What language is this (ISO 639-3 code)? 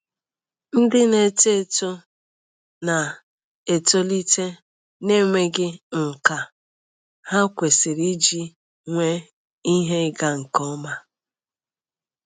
ibo